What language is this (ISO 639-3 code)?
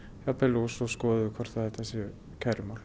isl